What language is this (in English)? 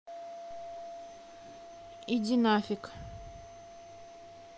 Russian